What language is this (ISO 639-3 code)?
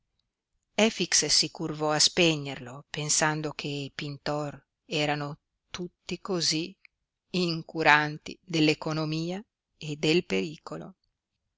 ita